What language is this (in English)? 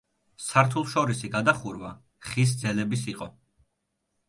Georgian